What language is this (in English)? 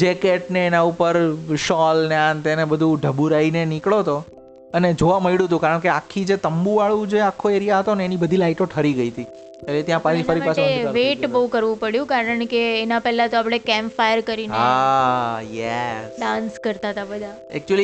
Gujarati